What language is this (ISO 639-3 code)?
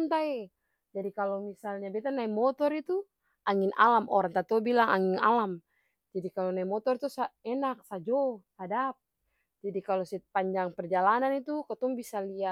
abs